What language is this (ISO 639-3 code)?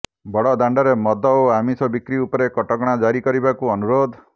ori